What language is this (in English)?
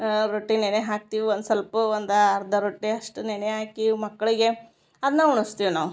Kannada